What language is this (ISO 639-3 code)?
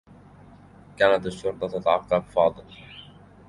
ara